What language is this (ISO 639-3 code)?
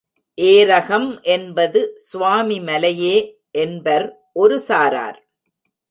tam